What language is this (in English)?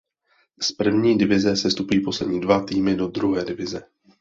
Czech